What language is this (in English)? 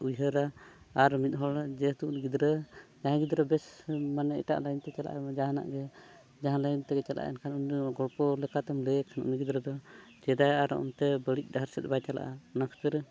Santali